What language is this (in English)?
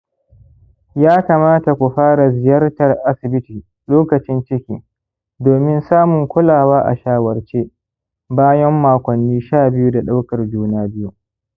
Hausa